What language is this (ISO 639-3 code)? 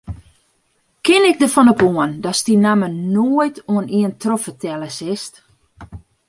fry